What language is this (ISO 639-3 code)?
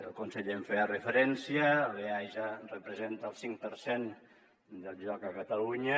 cat